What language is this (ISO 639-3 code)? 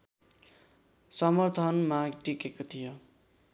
nep